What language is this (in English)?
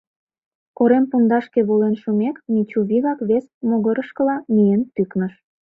Mari